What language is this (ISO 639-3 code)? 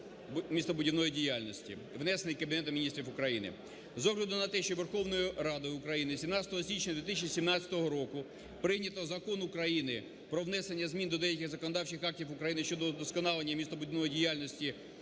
ukr